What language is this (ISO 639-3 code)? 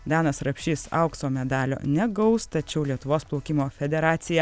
lit